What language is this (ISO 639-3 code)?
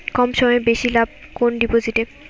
ben